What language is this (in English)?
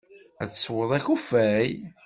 Kabyle